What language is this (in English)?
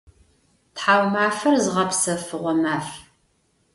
Adyghe